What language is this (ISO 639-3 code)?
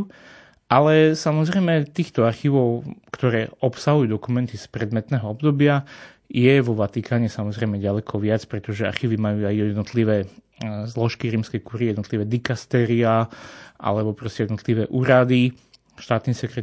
slk